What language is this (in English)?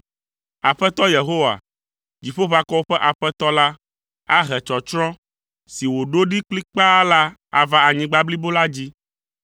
Ewe